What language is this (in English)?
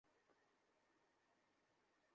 Bangla